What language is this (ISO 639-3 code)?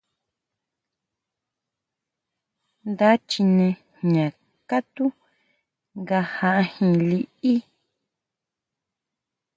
mau